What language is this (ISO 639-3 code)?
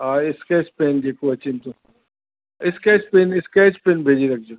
snd